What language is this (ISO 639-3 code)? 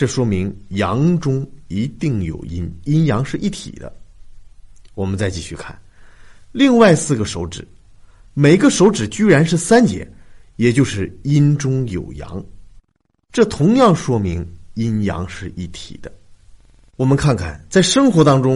zho